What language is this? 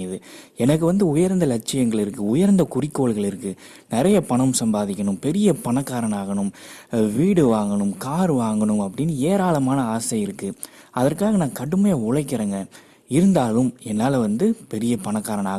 Tamil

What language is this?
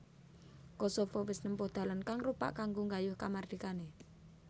Javanese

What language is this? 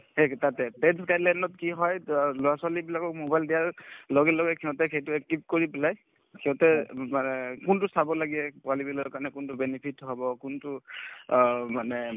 Assamese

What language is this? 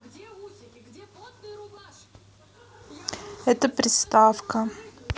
Russian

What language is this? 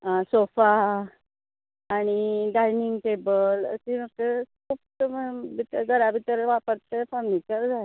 Konkani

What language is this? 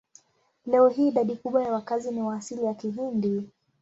Swahili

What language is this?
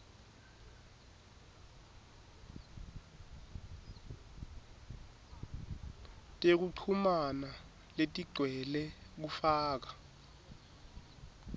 Swati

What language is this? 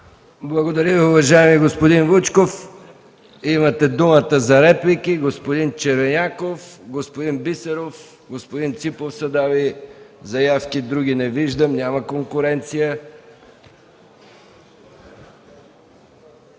Bulgarian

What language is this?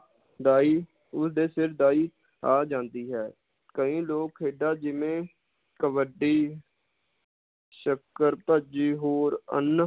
Punjabi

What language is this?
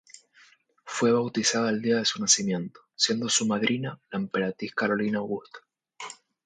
Spanish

